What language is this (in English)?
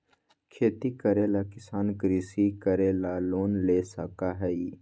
Magahi